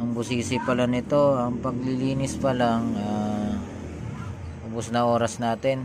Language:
Filipino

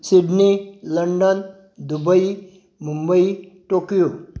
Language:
Konkani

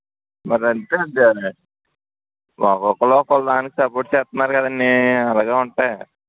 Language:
Telugu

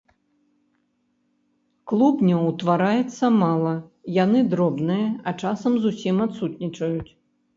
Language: Belarusian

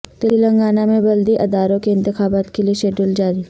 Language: Urdu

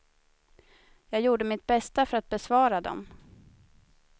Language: Swedish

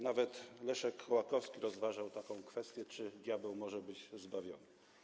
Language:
Polish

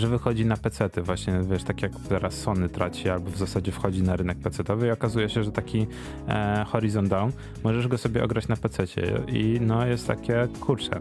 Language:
Polish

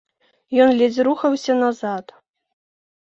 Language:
Belarusian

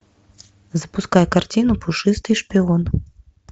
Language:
Russian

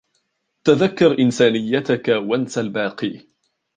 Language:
Arabic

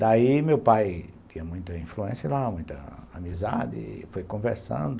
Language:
Portuguese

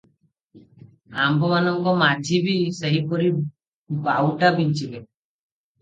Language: Odia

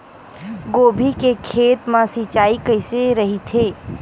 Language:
Chhattisgarhi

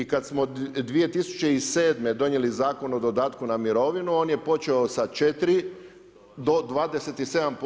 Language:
Croatian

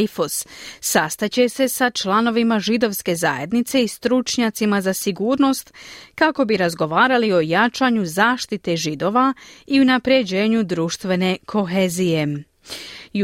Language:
Croatian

